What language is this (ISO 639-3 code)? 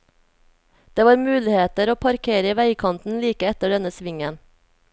nor